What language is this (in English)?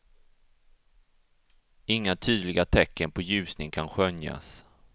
Swedish